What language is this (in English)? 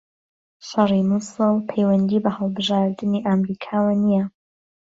Central Kurdish